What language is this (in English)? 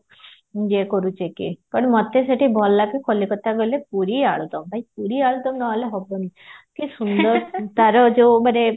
Odia